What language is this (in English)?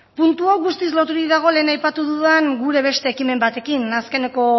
Basque